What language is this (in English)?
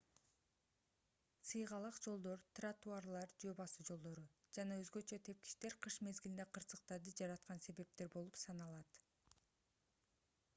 Kyrgyz